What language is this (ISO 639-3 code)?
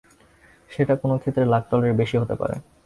ben